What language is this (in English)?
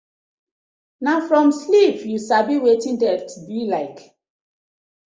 Nigerian Pidgin